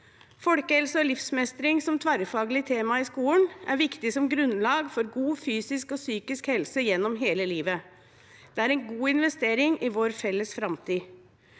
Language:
Norwegian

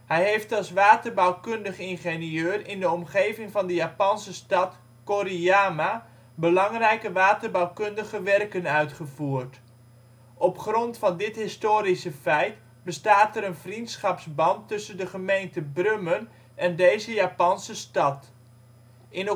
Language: Dutch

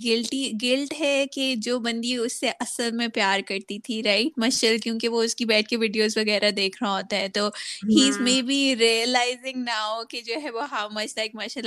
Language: Urdu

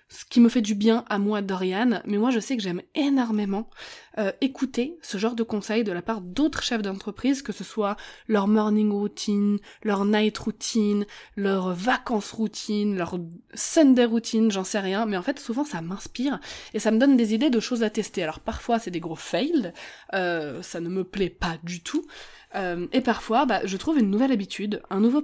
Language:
French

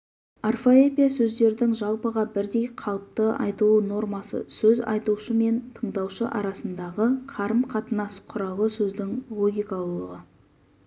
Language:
Kazakh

